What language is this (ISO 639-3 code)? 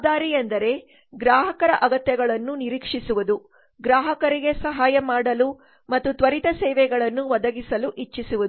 kan